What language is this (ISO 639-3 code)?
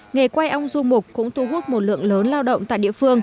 vie